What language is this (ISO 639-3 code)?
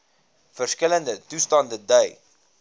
afr